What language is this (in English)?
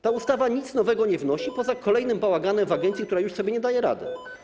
Polish